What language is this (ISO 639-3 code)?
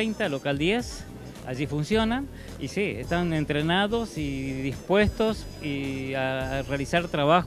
spa